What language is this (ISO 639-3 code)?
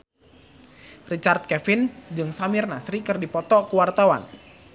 sun